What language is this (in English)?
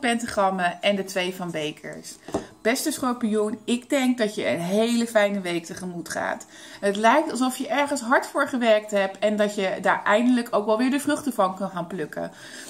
Dutch